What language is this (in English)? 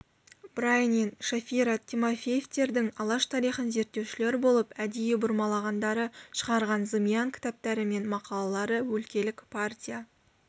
Kazakh